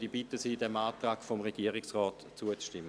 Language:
Swiss German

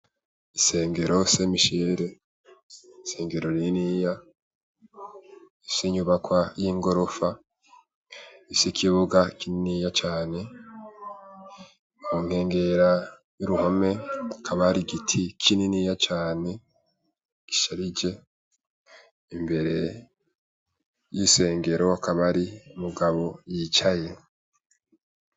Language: Rundi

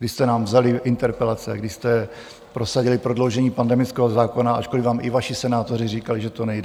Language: Czech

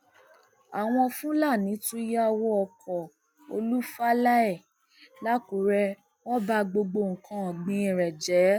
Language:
Yoruba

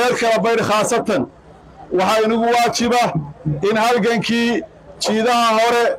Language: Arabic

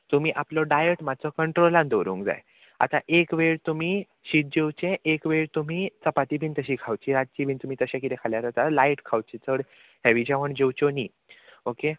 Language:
Konkani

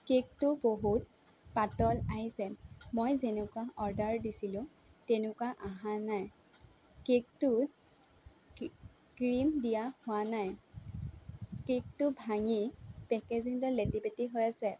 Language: Assamese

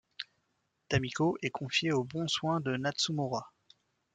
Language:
French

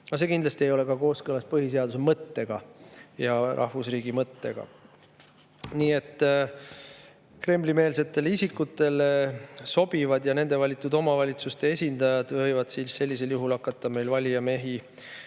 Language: Estonian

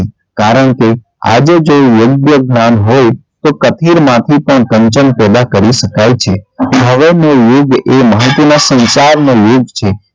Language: Gujarati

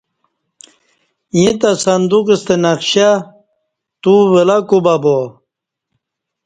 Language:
Kati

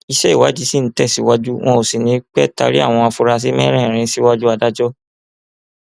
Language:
Yoruba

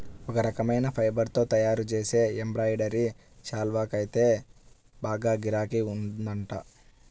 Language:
Telugu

